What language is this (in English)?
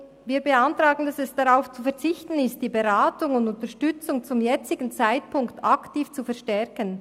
Swiss German